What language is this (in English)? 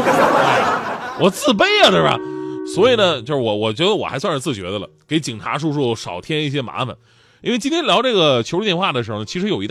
Chinese